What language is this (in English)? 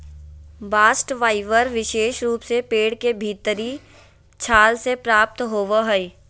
Magahi